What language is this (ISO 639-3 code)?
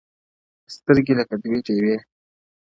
pus